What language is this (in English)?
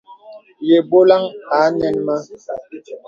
Bebele